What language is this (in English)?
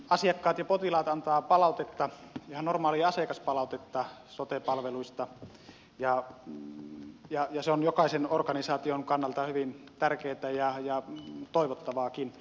Finnish